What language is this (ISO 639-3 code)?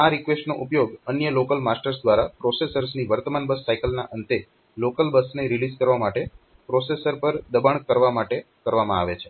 guj